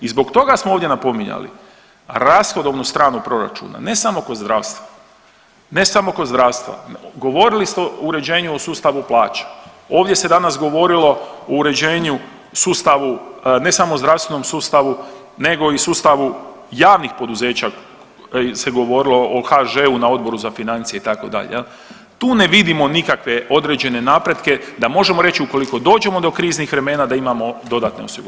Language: Croatian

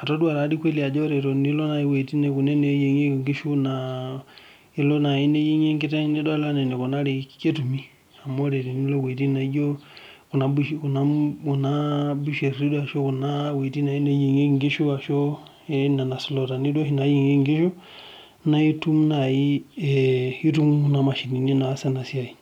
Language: Masai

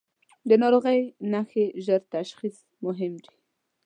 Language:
Pashto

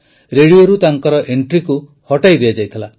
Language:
Odia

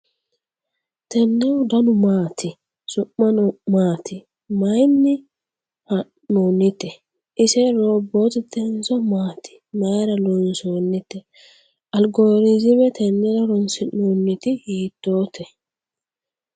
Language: Sidamo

